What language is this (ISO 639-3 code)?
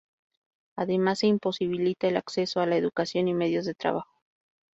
spa